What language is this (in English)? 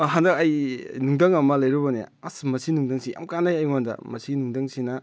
Manipuri